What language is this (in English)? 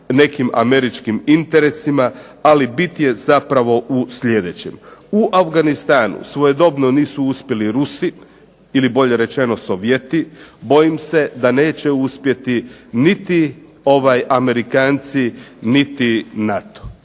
Croatian